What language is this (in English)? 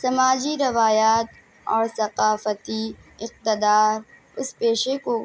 Urdu